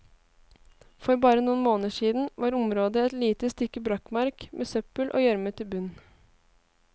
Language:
Norwegian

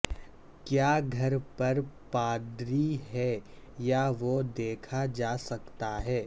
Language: Urdu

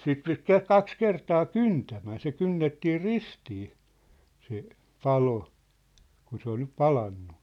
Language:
Finnish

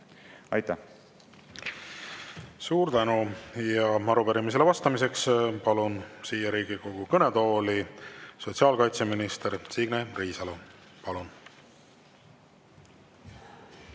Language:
Estonian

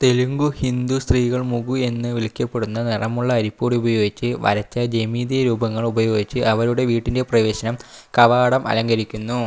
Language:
Malayalam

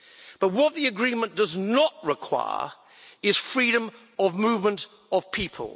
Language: English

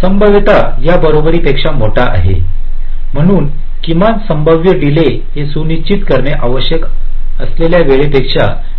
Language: Marathi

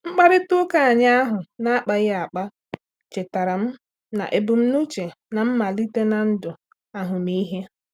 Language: Igbo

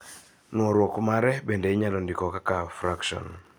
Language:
Luo (Kenya and Tanzania)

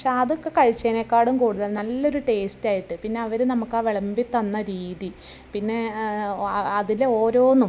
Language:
Malayalam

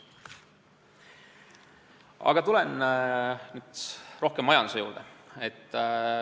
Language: Estonian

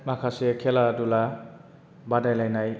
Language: Bodo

